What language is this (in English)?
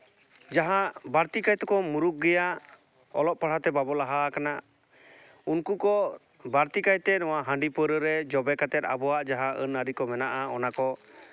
Santali